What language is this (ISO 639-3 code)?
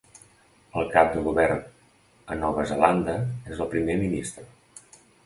cat